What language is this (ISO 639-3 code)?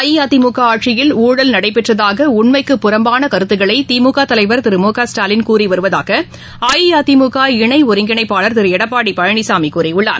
tam